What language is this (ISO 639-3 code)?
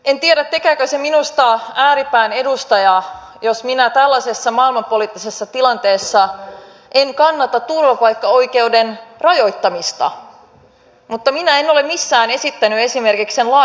fin